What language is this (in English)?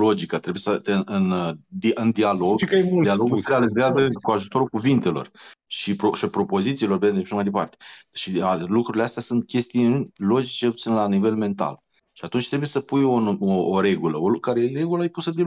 Romanian